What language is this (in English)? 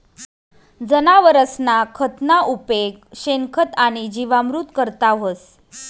Marathi